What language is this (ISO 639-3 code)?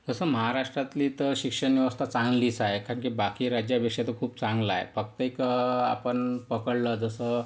mar